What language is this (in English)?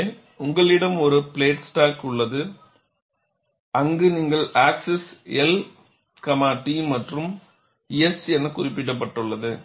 Tamil